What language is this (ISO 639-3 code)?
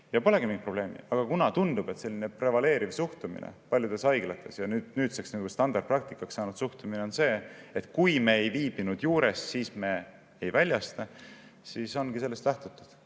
est